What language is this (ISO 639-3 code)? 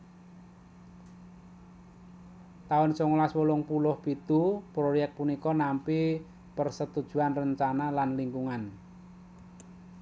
jav